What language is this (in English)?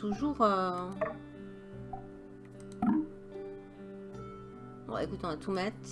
French